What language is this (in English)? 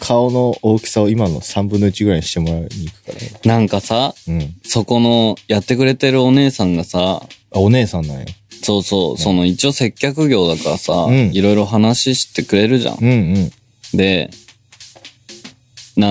Japanese